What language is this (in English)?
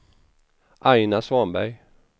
Swedish